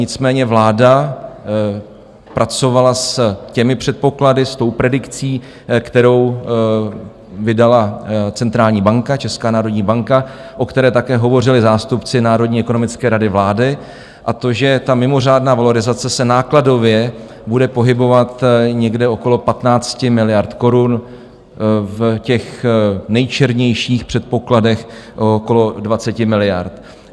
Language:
Czech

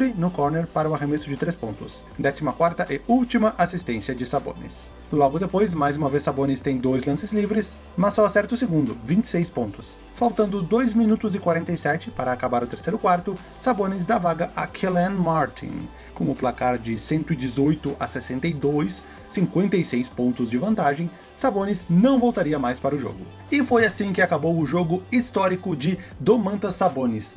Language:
Portuguese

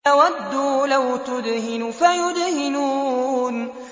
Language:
Arabic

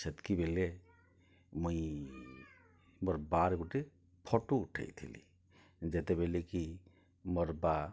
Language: Odia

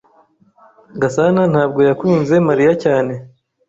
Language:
Kinyarwanda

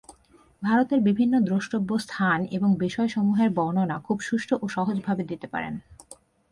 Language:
Bangla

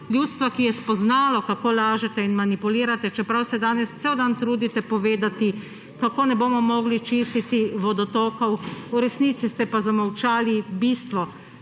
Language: Slovenian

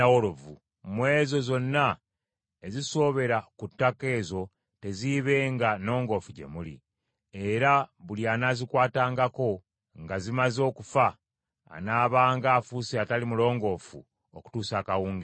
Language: Ganda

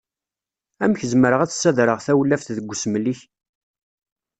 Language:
Kabyle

